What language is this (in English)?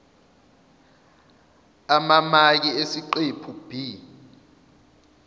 Zulu